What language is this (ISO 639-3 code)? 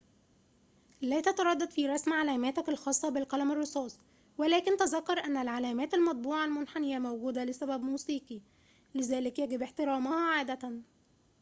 ara